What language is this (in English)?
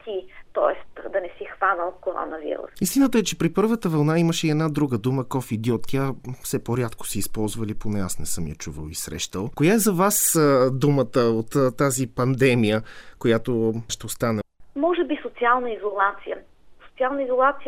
Bulgarian